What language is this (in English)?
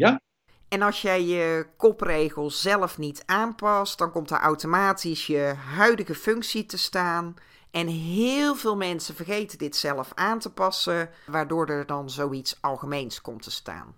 Dutch